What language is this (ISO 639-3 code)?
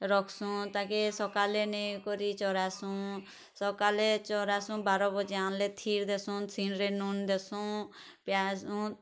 ori